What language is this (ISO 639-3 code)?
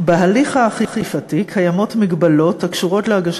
heb